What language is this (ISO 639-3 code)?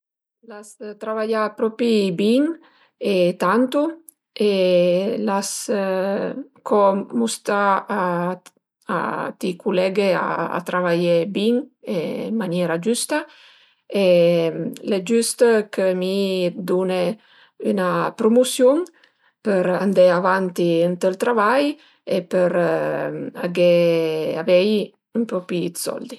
pms